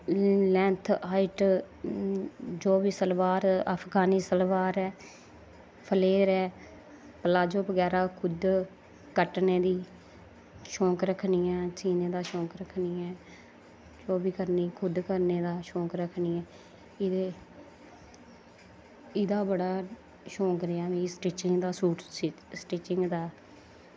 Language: Dogri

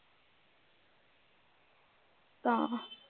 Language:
Punjabi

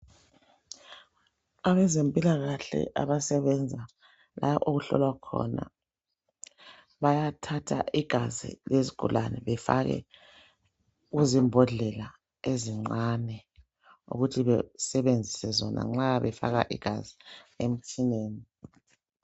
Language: North Ndebele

